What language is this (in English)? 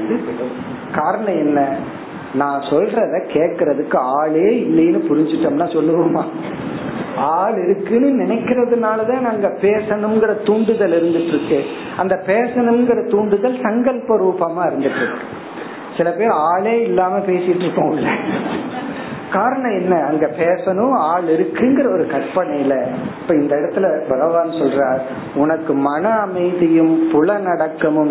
Tamil